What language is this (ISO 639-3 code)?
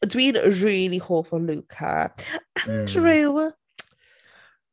cym